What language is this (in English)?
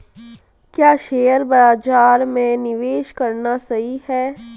Hindi